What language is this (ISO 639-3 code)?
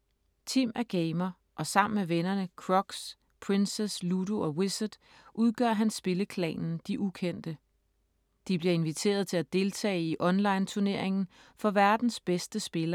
dan